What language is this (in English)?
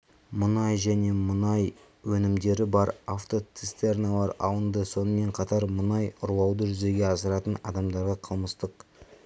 Kazakh